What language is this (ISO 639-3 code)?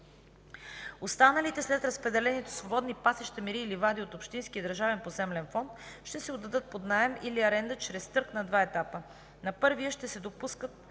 bul